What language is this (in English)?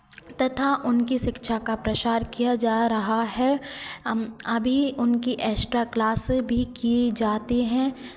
Hindi